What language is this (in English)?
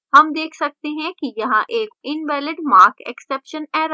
Hindi